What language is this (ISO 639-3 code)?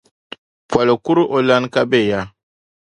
dag